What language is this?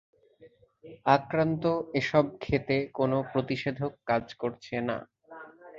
Bangla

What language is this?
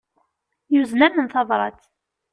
Kabyle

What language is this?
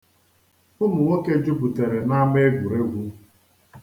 Igbo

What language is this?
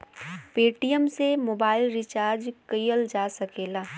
Bhojpuri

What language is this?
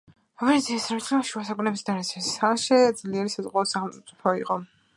Georgian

